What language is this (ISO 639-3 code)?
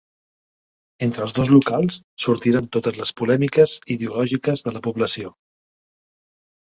cat